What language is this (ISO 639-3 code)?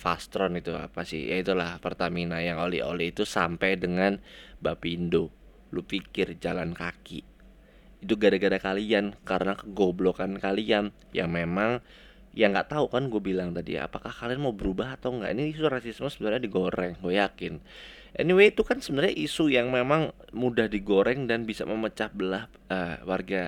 ind